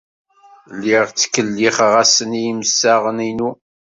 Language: Kabyle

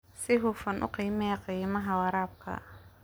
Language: Somali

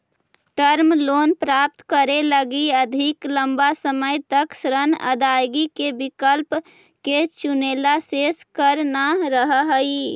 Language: Magahi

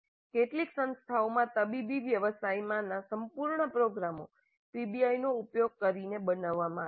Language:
Gujarati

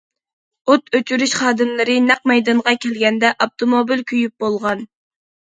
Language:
Uyghur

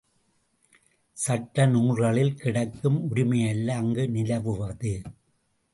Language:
Tamil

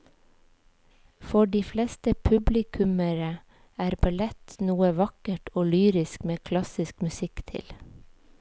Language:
Norwegian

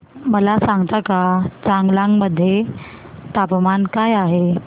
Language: Marathi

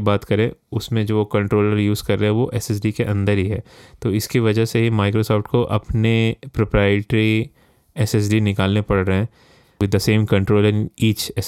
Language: Hindi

